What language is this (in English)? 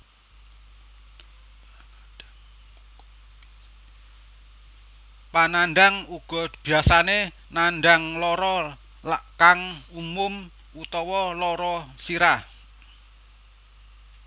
Javanese